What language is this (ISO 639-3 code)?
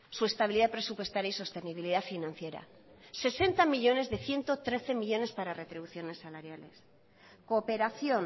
spa